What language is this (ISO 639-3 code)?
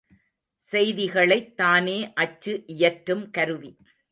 tam